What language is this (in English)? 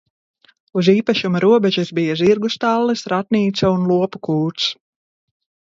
Latvian